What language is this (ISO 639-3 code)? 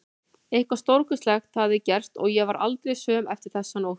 isl